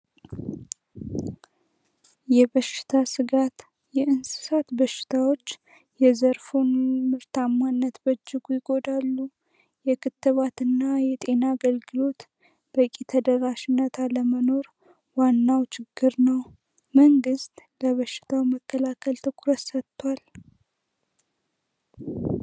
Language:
Amharic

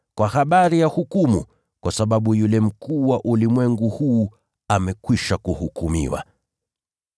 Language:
Swahili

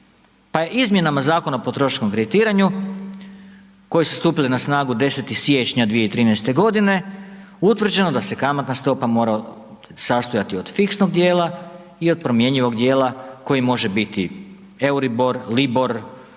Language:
Croatian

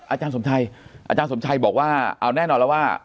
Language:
Thai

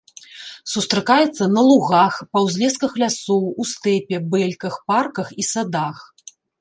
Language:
Belarusian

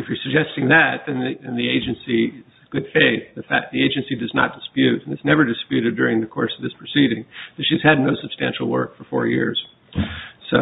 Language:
English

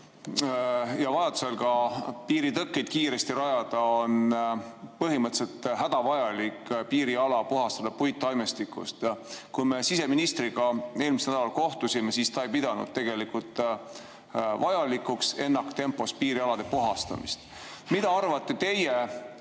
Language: Estonian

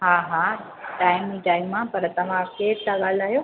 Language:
Sindhi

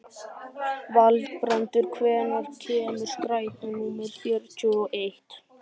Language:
Icelandic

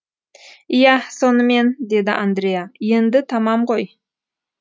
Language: Kazakh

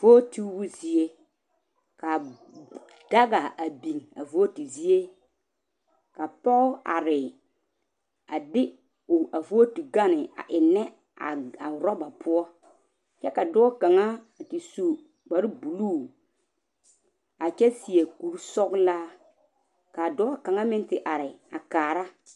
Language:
Southern Dagaare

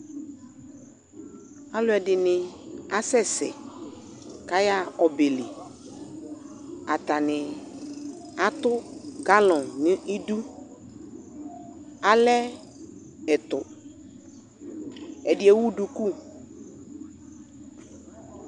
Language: Ikposo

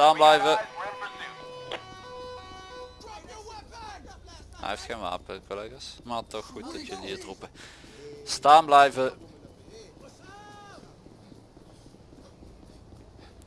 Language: Dutch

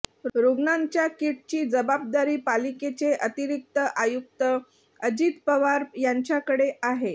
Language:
Marathi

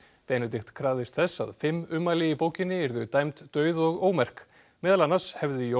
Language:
Icelandic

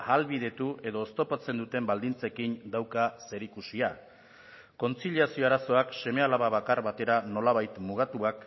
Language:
Basque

